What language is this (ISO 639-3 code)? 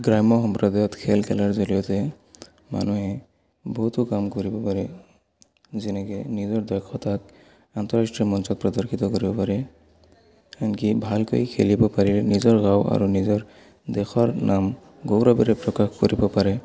asm